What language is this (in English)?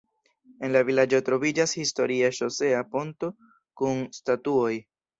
Esperanto